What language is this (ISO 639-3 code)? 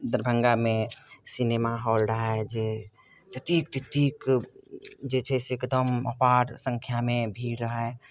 mai